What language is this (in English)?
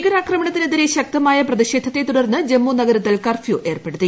Malayalam